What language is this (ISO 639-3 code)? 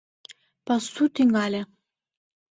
chm